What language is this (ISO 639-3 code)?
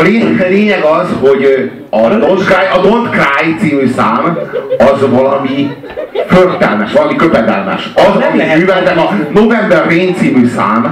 hun